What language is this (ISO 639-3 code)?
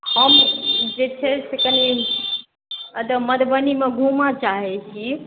mai